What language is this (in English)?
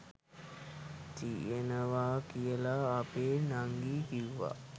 Sinhala